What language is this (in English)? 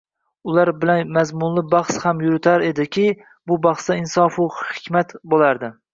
Uzbek